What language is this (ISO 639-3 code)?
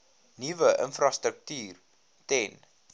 afr